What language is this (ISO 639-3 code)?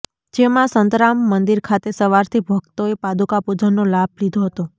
guj